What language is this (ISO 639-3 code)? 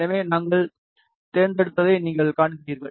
tam